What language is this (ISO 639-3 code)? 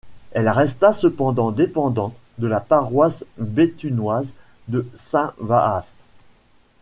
fra